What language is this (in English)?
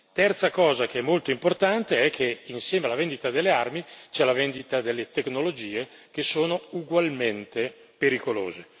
Italian